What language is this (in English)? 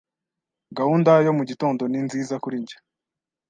Kinyarwanda